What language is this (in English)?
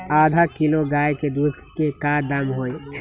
Magahi